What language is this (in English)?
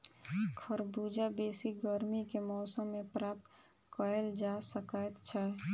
Maithili